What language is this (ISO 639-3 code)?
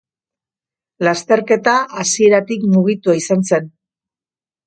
eus